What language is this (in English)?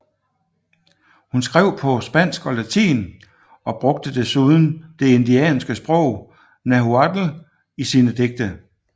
Danish